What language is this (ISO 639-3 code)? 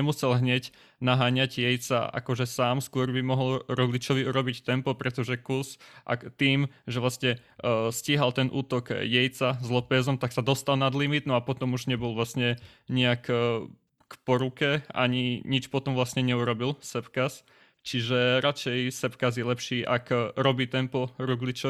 slk